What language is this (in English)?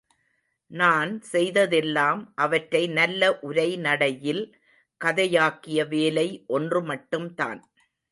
Tamil